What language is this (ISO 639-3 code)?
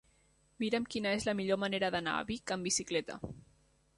cat